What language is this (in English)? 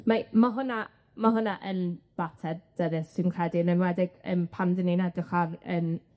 Welsh